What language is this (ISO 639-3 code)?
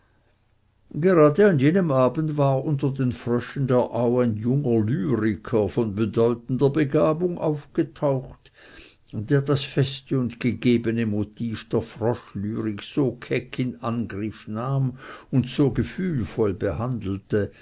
deu